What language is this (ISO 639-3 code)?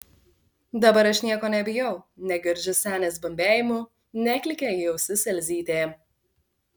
lit